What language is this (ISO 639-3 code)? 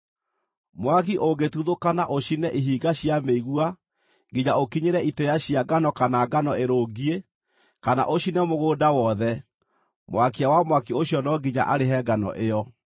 kik